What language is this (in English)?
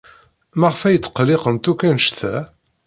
Kabyle